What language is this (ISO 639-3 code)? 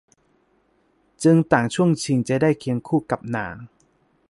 tha